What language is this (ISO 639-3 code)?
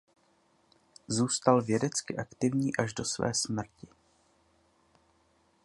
ces